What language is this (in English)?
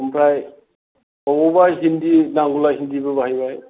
Bodo